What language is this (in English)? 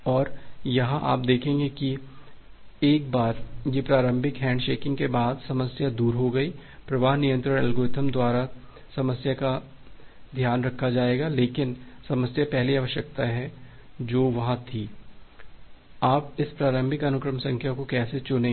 Hindi